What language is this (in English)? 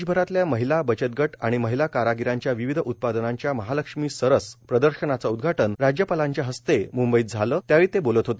Marathi